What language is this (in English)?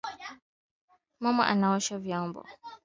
Swahili